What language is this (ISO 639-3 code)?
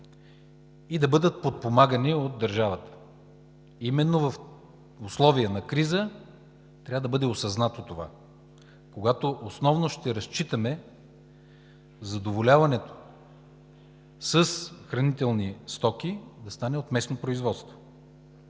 bul